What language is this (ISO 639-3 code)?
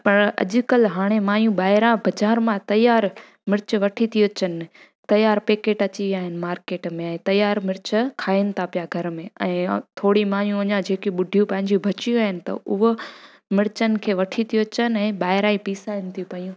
snd